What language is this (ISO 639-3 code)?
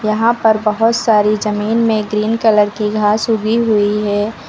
hin